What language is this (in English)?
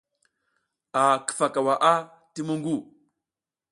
South Giziga